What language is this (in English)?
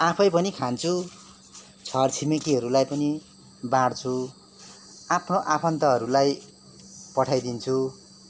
Nepali